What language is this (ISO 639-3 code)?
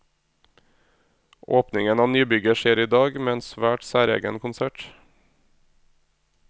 nor